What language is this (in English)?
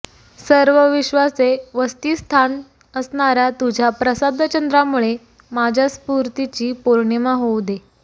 Marathi